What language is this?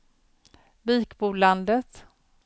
Swedish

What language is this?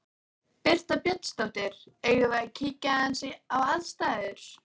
Icelandic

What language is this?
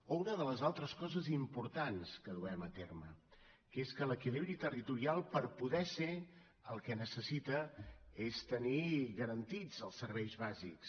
Catalan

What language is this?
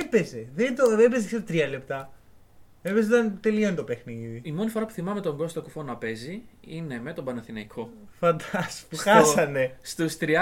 Greek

